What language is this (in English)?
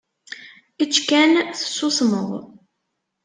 Kabyle